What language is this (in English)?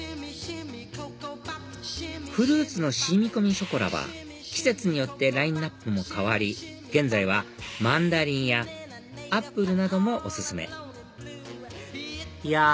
Japanese